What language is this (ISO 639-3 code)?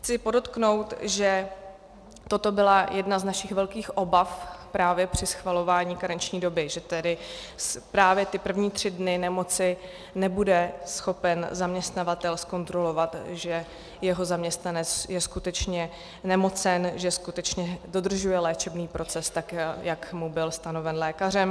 ces